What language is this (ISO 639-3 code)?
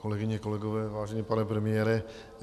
ces